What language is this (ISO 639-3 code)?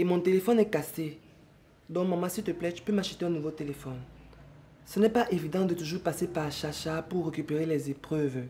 fra